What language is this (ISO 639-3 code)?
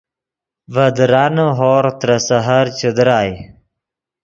ydg